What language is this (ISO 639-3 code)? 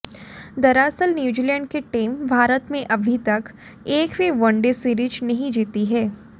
hin